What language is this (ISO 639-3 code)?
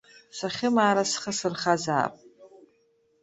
abk